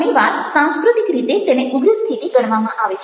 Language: Gujarati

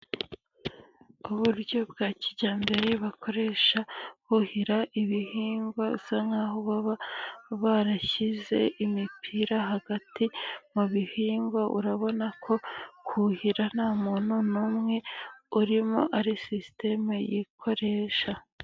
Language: Kinyarwanda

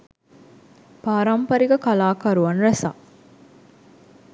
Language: Sinhala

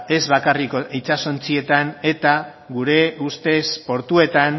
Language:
Basque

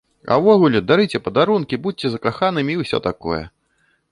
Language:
Belarusian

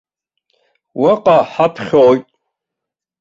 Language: Abkhazian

